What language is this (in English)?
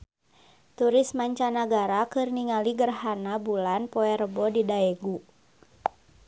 Sundanese